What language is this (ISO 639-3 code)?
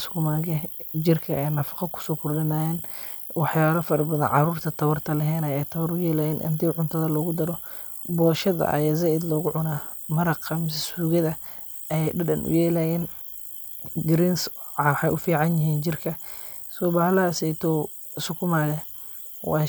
som